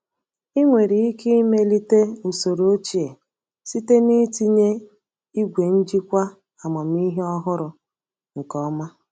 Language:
Igbo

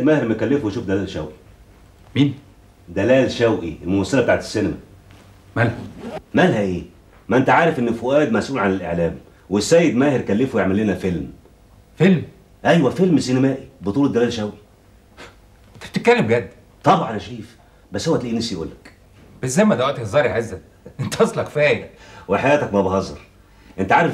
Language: Arabic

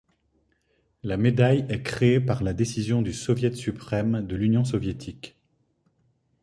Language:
French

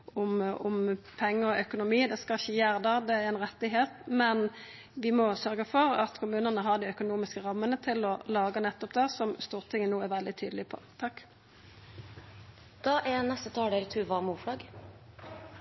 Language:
Norwegian Nynorsk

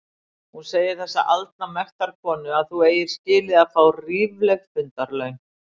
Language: Icelandic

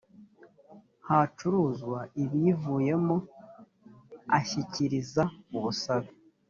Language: Kinyarwanda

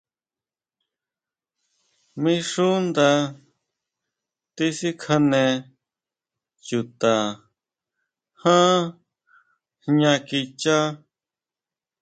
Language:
Huautla Mazatec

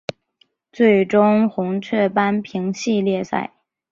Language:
Chinese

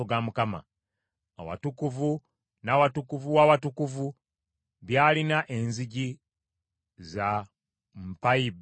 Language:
Ganda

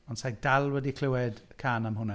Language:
Welsh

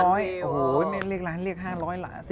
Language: Thai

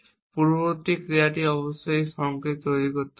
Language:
Bangla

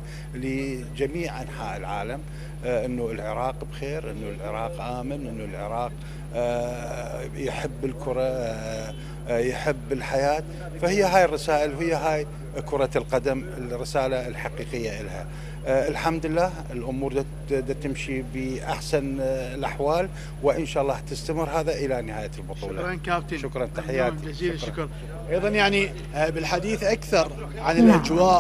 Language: Arabic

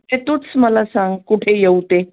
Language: Marathi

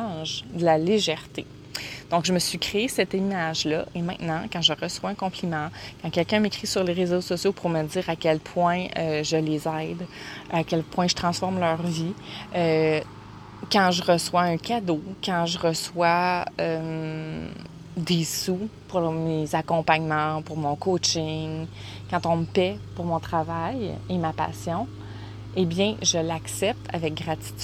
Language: French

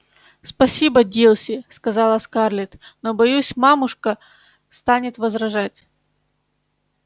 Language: Russian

